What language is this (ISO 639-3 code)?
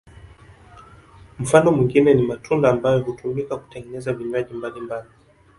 swa